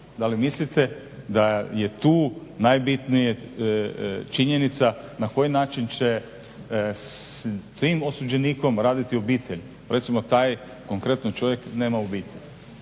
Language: Croatian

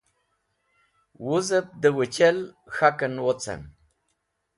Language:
Wakhi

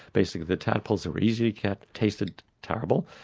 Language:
English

